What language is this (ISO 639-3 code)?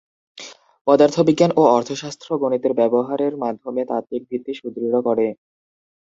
ben